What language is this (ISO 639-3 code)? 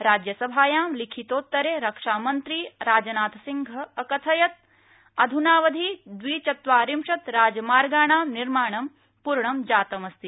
san